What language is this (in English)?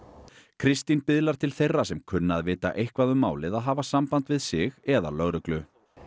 Icelandic